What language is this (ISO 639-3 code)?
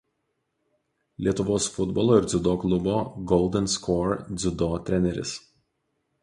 lit